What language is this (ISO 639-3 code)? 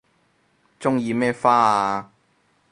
yue